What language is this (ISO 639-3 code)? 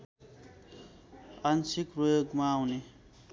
nep